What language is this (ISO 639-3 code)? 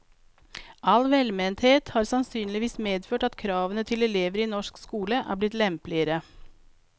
nor